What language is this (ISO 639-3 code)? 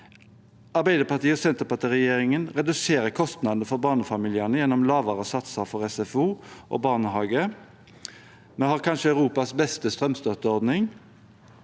nor